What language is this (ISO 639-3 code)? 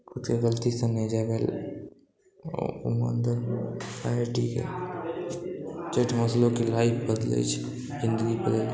mai